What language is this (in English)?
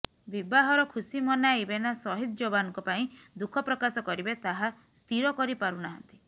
Odia